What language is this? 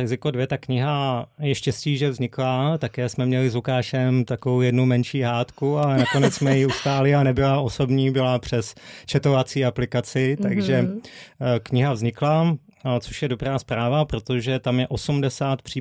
Czech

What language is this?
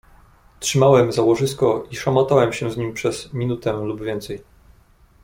Polish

